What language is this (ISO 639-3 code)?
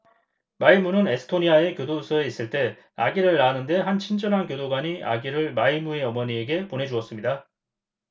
kor